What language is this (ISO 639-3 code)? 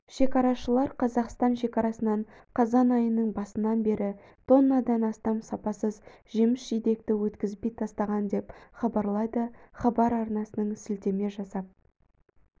kaz